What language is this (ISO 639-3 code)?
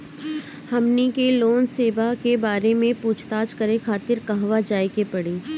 bho